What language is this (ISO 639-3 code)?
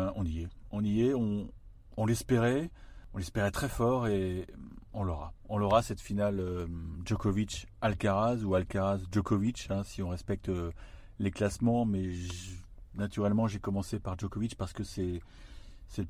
fra